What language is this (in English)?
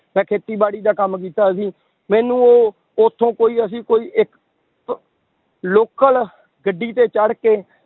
Punjabi